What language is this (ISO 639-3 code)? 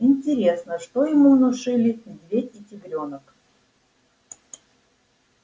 rus